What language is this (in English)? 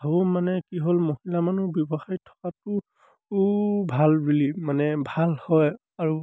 Assamese